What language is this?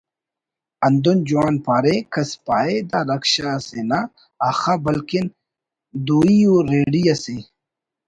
Brahui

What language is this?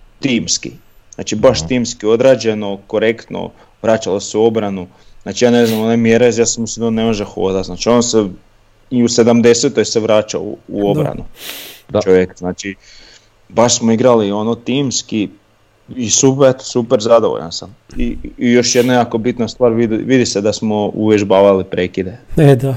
Croatian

